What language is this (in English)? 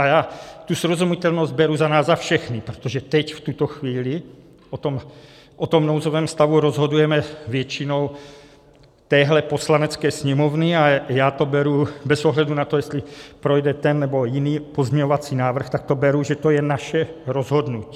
Czech